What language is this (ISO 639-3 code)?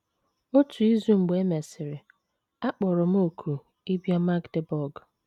ibo